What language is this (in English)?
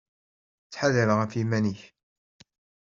Kabyle